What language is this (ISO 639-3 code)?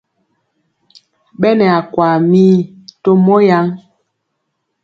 mcx